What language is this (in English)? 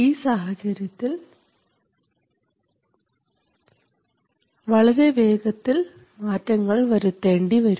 Malayalam